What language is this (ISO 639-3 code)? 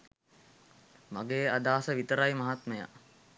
sin